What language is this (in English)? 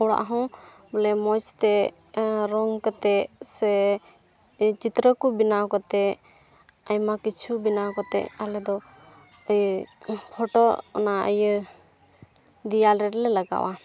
Santali